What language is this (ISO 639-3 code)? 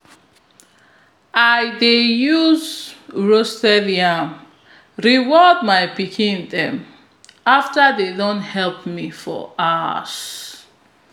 pcm